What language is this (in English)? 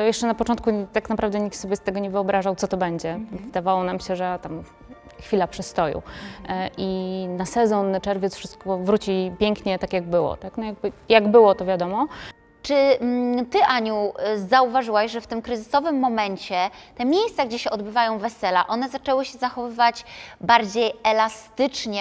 Polish